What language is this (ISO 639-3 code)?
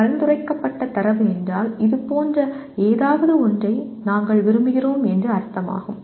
tam